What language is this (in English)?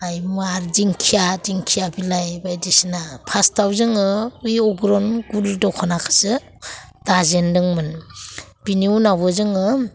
Bodo